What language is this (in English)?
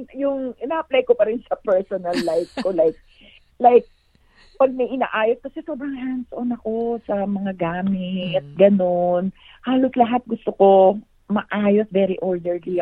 Filipino